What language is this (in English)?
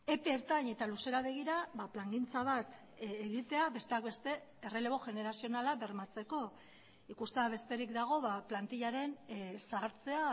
Basque